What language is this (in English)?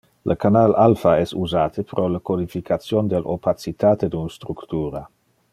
Interlingua